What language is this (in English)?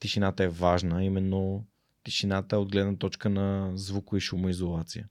Bulgarian